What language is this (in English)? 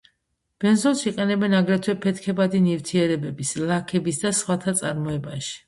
Georgian